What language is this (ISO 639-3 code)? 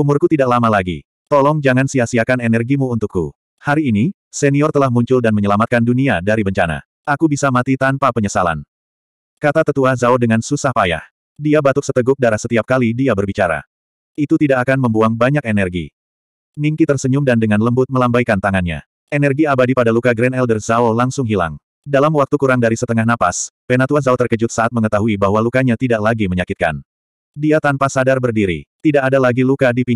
ind